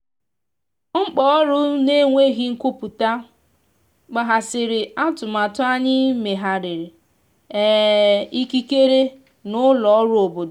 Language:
Igbo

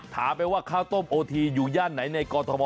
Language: Thai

